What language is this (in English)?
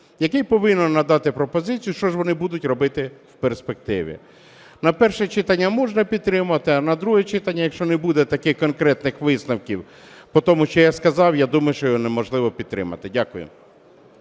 Ukrainian